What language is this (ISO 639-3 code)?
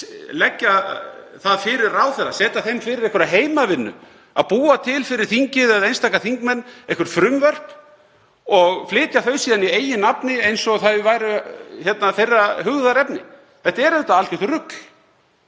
isl